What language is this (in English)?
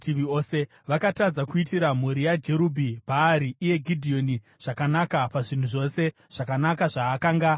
Shona